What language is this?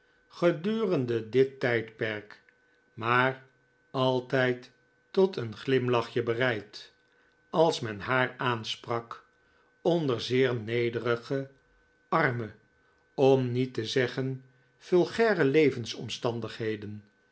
Dutch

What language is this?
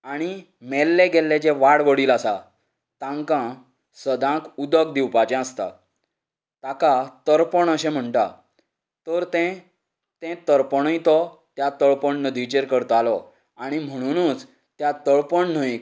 Konkani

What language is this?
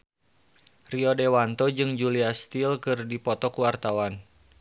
Sundanese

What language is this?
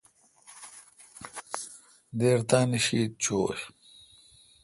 Kalkoti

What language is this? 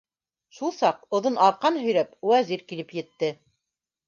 Bashkir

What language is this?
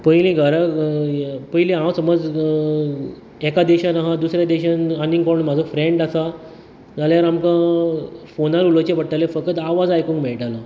Konkani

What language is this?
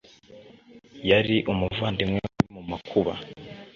Kinyarwanda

